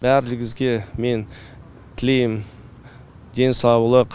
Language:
Kazakh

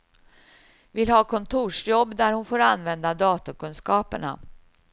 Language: Swedish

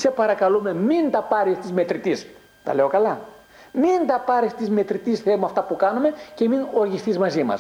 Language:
Greek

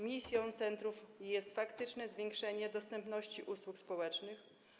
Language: Polish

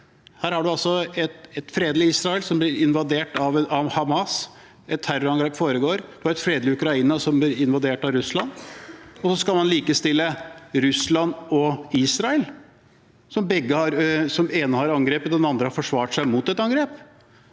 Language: Norwegian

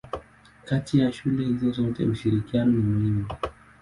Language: Swahili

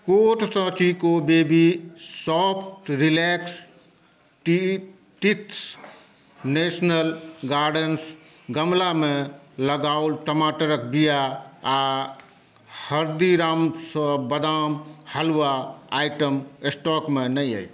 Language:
Maithili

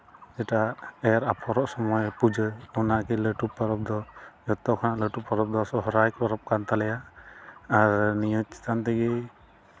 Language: Santali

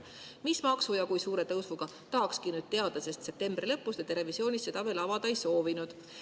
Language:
Estonian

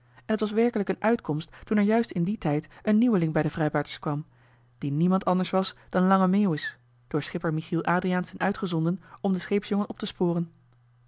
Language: Dutch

